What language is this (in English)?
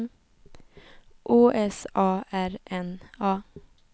Swedish